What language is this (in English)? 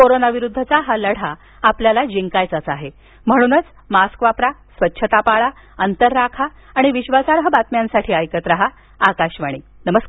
Marathi